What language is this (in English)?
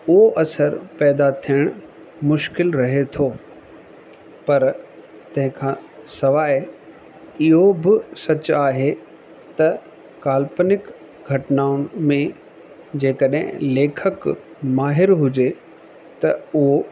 Sindhi